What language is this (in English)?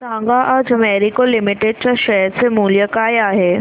Marathi